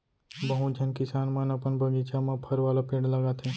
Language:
Chhattisgarhi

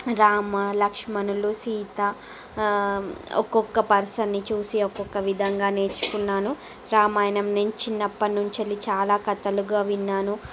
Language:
Telugu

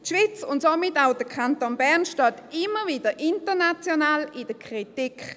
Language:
Swiss German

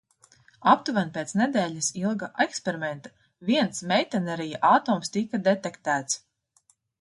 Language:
Latvian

